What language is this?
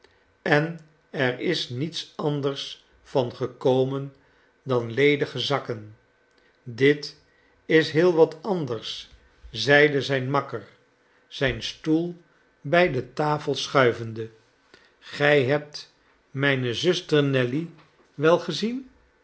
Dutch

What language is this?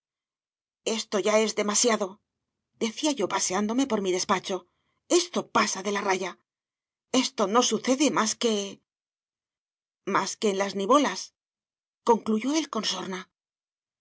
Spanish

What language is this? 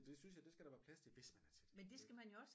Danish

